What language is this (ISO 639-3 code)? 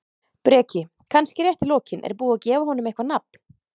isl